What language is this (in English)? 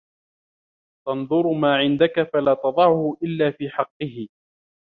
Arabic